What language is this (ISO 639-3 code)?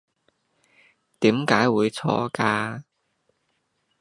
yue